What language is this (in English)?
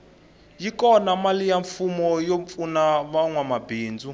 Tsonga